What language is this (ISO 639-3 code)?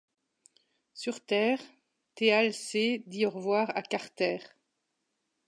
fra